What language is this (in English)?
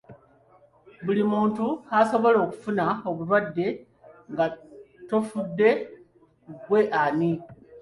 Ganda